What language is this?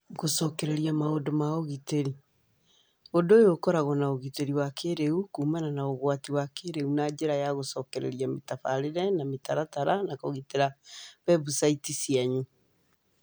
Kikuyu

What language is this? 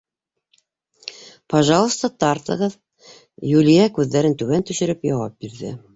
Bashkir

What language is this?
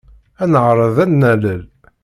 Kabyle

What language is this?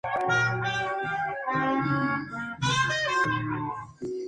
Spanish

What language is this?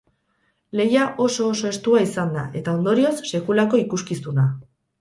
Basque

